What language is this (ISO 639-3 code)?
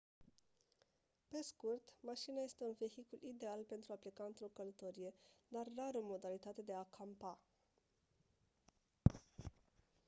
ron